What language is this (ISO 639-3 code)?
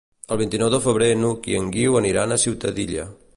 cat